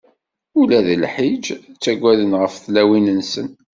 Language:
Kabyle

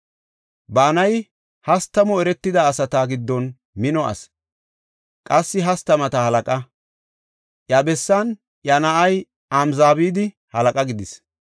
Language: Gofa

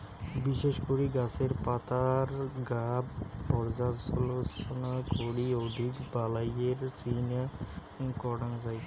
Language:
Bangla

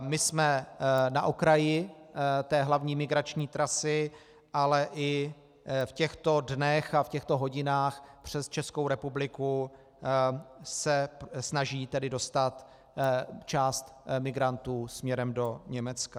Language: Czech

